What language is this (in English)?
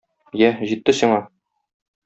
Tatar